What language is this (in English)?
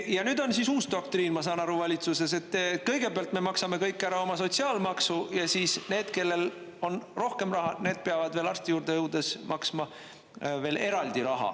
Estonian